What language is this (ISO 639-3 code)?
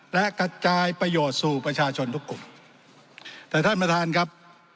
tha